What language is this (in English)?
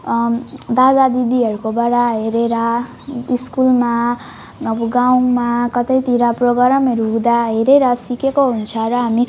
Nepali